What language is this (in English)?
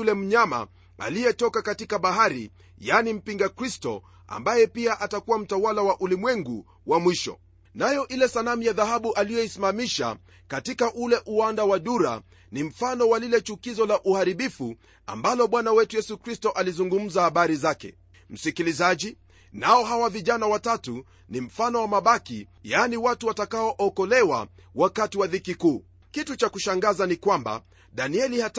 Swahili